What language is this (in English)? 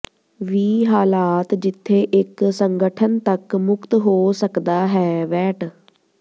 Punjabi